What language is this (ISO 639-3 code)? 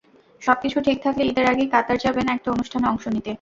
ben